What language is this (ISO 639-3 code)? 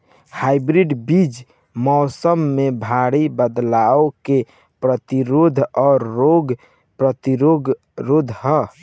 bho